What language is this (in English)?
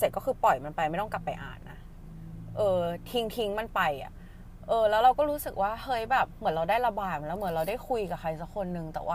Thai